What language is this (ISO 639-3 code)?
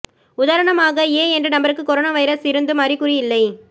tam